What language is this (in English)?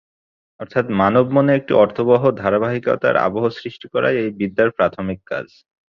Bangla